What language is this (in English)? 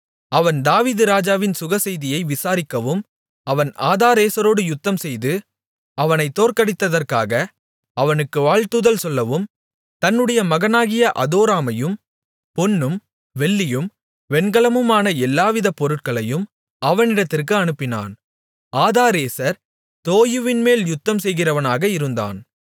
Tamil